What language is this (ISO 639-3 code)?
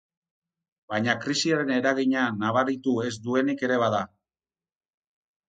eus